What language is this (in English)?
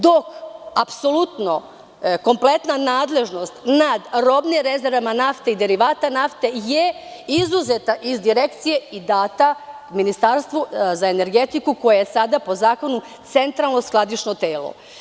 Serbian